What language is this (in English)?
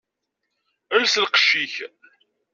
Kabyle